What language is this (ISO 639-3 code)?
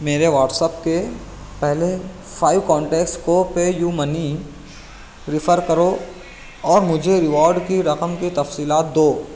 urd